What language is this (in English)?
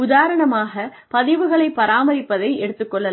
Tamil